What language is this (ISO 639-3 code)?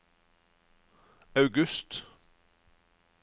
nor